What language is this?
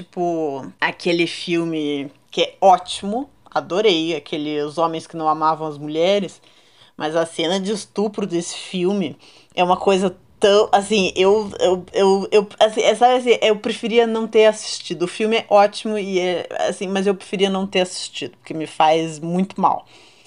Portuguese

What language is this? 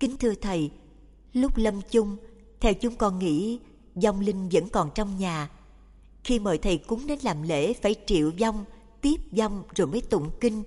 Vietnamese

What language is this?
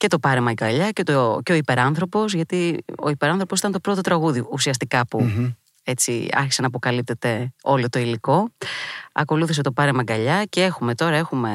Greek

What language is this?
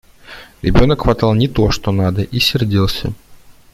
Russian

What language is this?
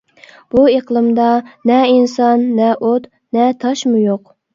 Uyghur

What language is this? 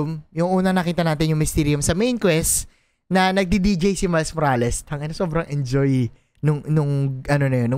Filipino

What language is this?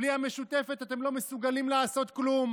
Hebrew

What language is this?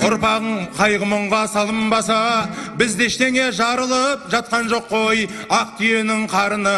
Turkish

